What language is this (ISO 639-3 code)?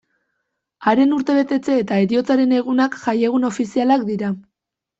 eus